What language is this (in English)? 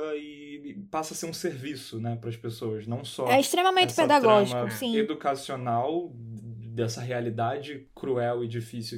Portuguese